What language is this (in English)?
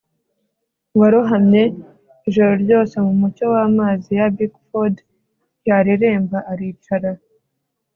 Kinyarwanda